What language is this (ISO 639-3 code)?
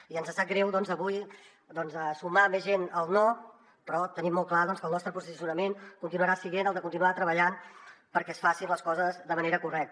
cat